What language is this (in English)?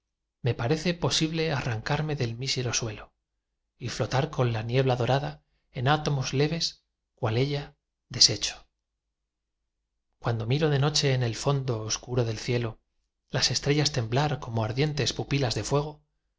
Spanish